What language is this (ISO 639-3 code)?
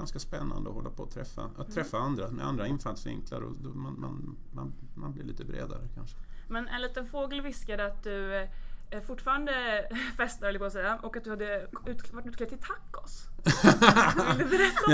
swe